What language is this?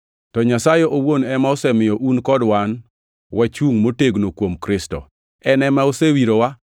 Luo (Kenya and Tanzania)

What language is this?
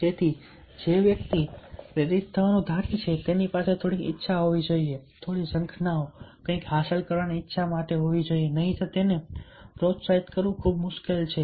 Gujarati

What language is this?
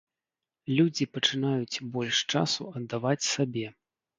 Belarusian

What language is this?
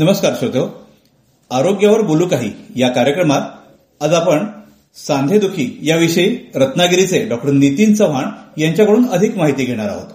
Marathi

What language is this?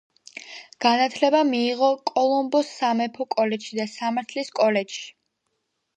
Georgian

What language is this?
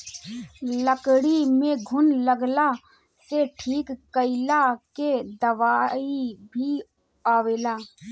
Bhojpuri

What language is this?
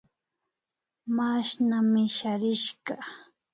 Imbabura Highland Quichua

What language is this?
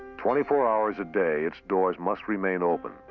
English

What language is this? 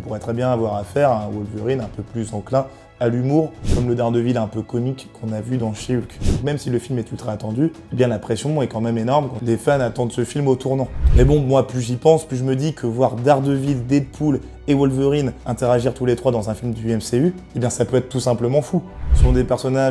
French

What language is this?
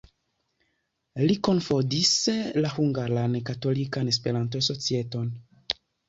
Esperanto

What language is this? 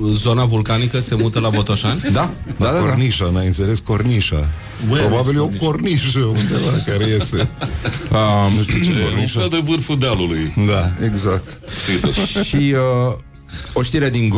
Romanian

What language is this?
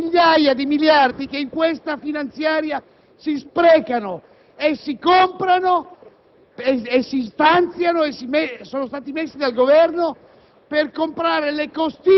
Italian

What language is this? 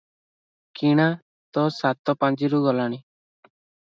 Odia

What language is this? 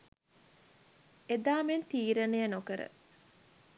Sinhala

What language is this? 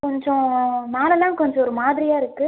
Tamil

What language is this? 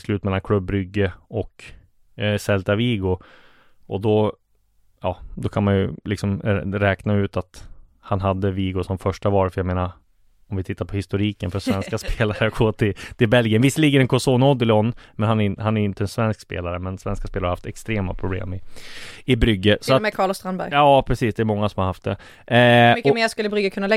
Swedish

